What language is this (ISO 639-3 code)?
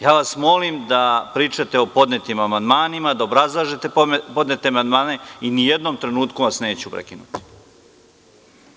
srp